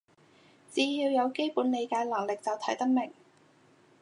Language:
Cantonese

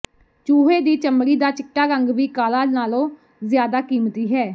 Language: Punjabi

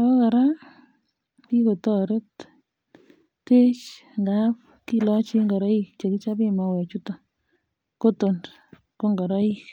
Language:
Kalenjin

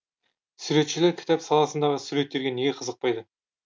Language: Kazakh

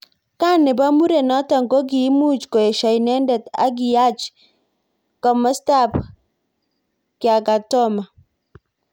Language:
Kalenjin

